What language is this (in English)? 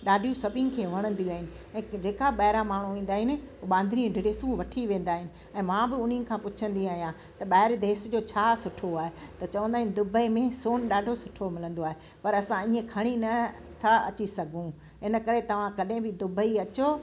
Sindhi